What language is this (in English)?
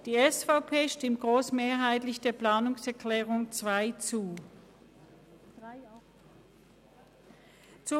Swiss German